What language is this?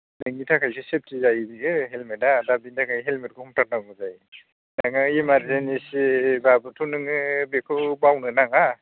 Bodo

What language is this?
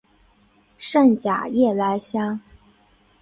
Chinese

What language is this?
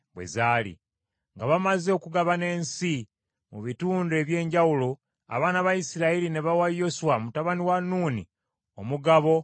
Ganda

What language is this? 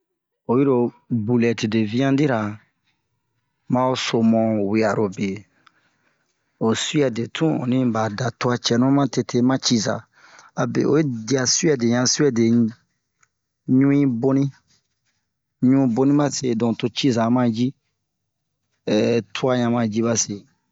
Bomu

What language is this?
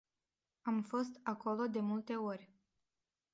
Romanian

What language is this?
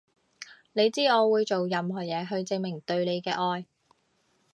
Cantonese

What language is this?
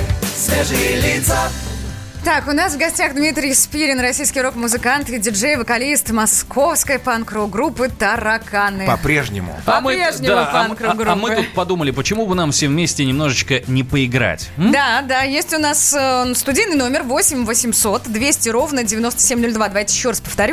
Russian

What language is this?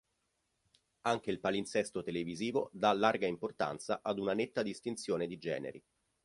Italian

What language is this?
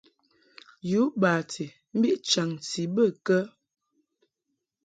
Mungaka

